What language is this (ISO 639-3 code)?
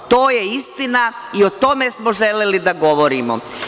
srp